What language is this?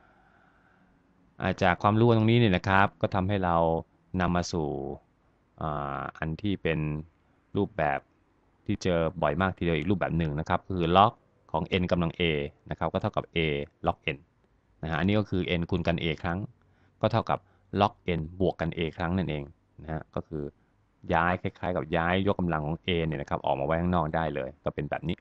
Thai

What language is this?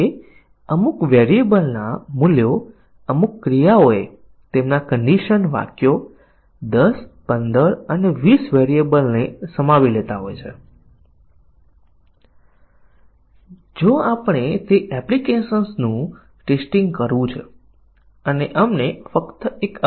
Gujarati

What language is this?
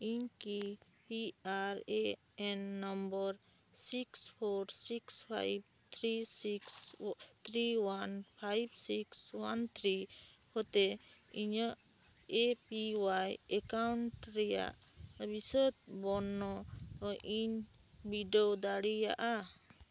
Santali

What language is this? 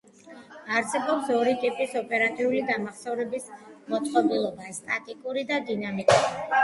Georgian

